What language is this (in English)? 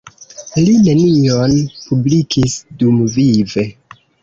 Esperanto